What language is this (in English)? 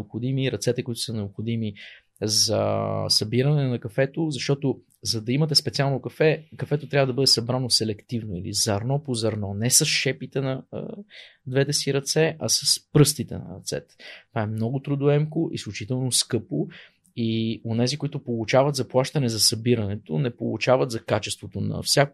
Bulgarian